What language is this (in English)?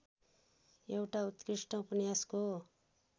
Nepali